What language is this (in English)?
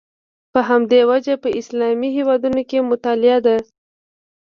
Pashto